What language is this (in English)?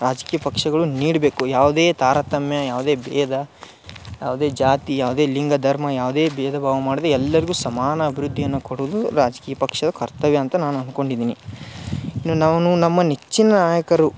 Kannada